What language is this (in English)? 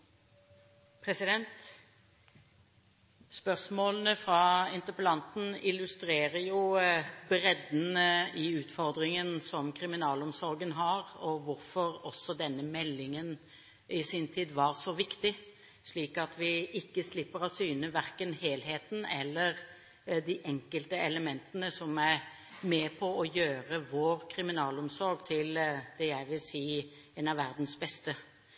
Norwegian Bokmål